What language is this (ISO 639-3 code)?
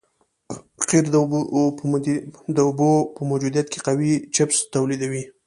pus